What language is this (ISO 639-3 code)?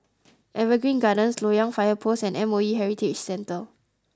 eng